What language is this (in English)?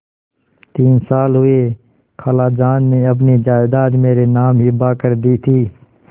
Hindi